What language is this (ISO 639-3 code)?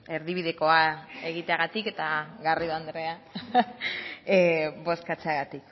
eus